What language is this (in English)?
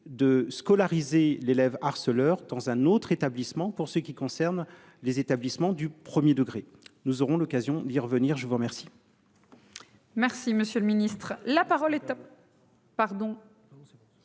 French